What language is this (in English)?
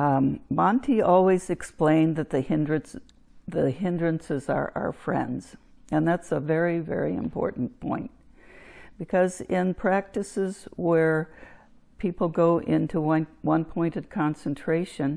English